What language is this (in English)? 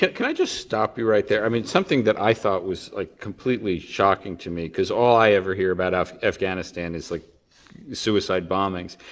English